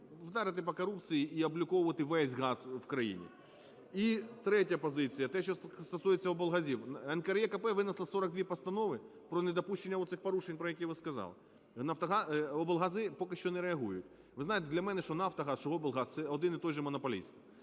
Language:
Ukrainian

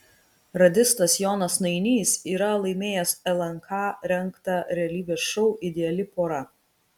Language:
Lithuanian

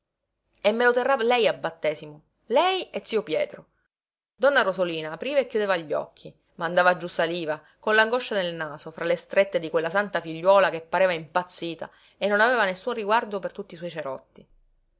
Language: Italian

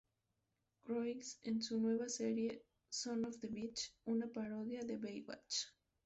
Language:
Spanish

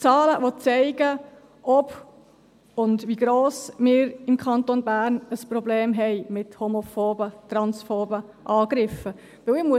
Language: Swiss German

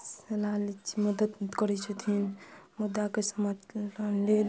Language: Maithili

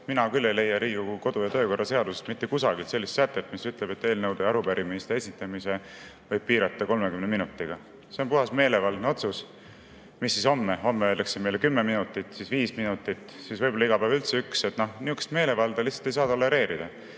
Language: Estonian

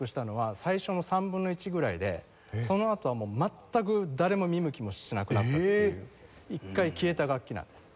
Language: Japanese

